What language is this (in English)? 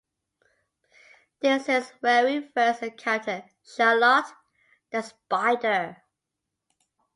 English